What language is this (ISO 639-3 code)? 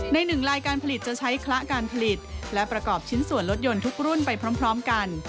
tha